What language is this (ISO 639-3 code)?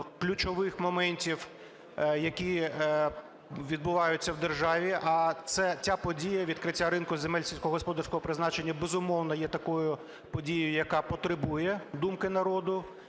ukr